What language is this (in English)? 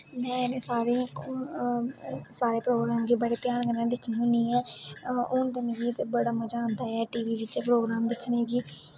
Dogri